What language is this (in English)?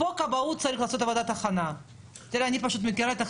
Hebrew